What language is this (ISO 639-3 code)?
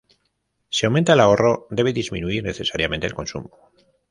spa